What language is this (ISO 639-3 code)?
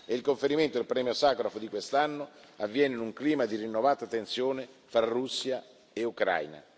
ita